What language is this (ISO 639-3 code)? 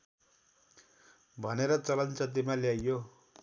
nep